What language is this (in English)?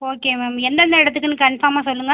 Tamil